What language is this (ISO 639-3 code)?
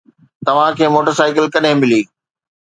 snd